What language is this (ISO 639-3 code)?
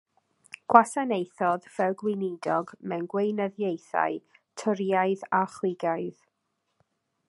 cym